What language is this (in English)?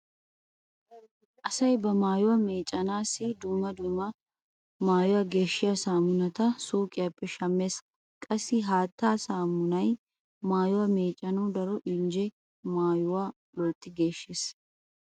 Wolaytta